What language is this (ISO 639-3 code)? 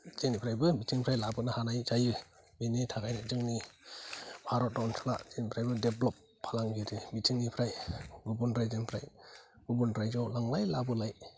brx